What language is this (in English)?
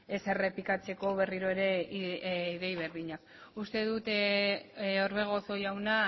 Basque